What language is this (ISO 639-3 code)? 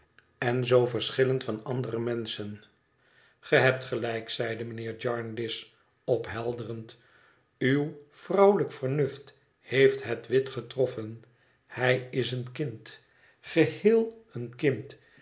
nld